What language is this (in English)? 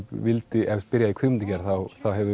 Icelandic